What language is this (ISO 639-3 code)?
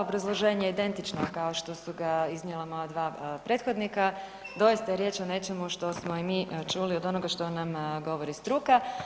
hrv